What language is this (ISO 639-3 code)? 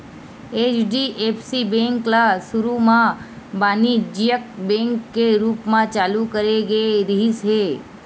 hne